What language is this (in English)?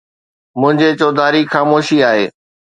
Sindhi